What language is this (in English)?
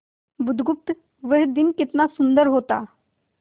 Hindi